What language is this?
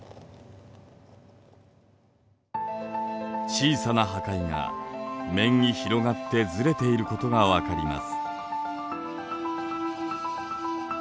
Japanese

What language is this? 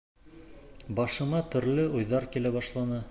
Bashkir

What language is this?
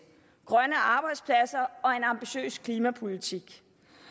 Danish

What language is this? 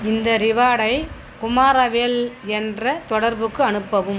Tamil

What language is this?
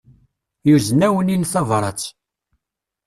Kabyle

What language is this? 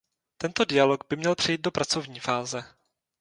Czech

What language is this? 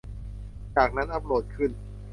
Thai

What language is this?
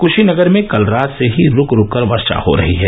Hindi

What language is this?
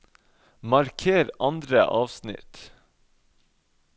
Norwegian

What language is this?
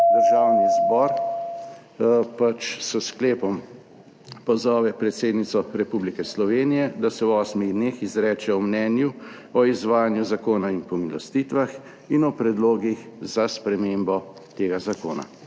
Slovenian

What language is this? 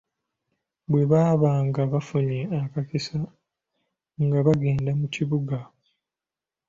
Ganda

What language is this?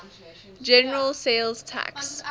English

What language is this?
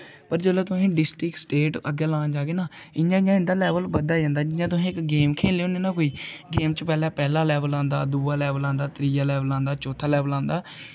Dogri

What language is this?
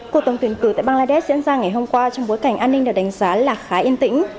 Vietnamese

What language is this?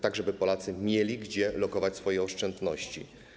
Polish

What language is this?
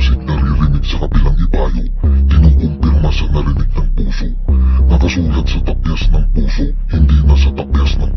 Filipino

